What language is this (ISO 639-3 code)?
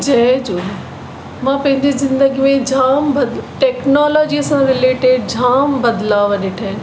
snd